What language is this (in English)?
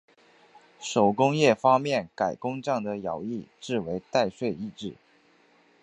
Chinese